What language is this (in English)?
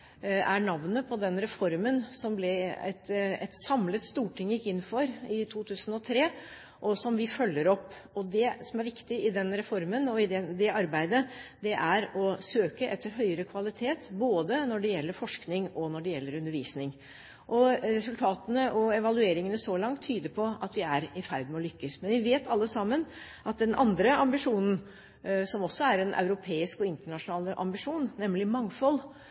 Norwegian Bokmål